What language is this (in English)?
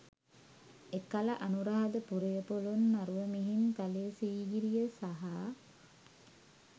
Sinhala